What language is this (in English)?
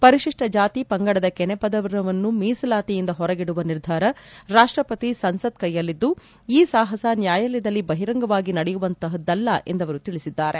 Kannada